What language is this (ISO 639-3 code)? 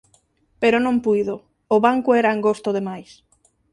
glg